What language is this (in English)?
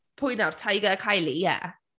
Welsh